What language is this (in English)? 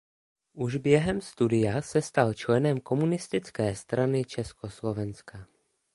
Czech